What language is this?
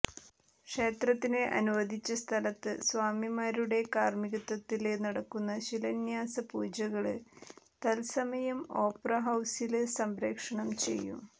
Malayalam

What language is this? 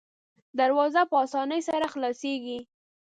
Pashto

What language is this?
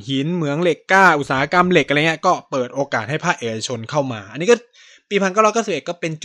Thai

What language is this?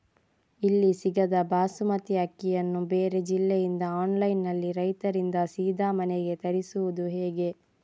Kannada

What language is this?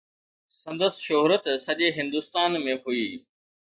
Sindhi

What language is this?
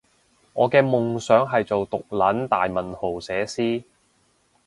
Cantonese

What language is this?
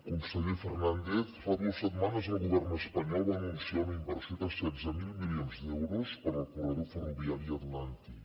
Catalan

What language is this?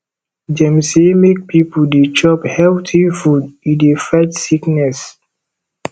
Nigerian Pidgin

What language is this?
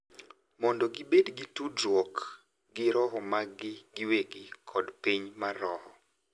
Luo (Kenya and Tanzania)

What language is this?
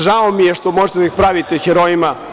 Serbian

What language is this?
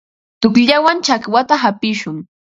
Ambo-Pasco Quechua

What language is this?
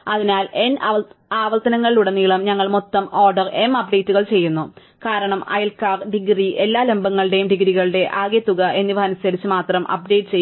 Malayalam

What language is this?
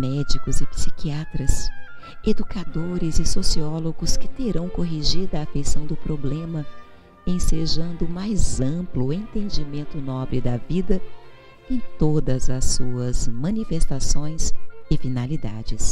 Portuguese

